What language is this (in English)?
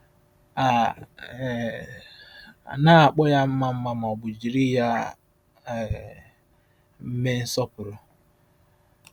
Igbo